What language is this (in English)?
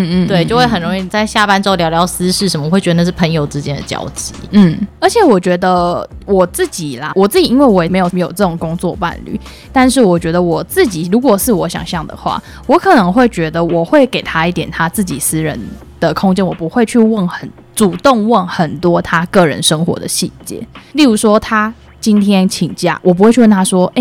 Chinese